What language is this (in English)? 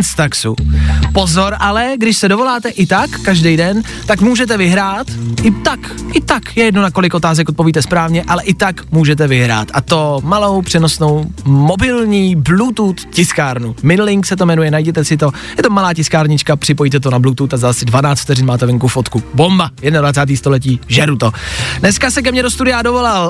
Czech